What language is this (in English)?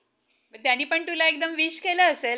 Marathi